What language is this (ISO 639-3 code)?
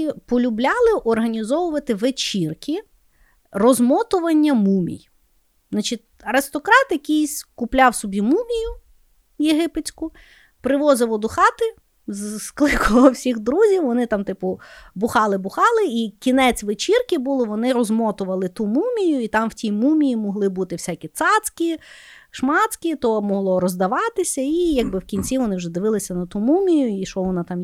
ukr